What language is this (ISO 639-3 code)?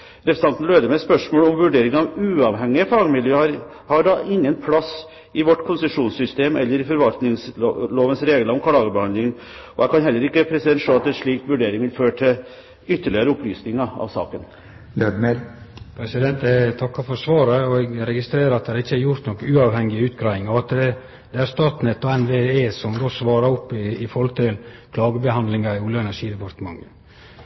nor